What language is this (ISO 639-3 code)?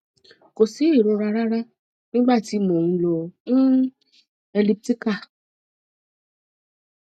yor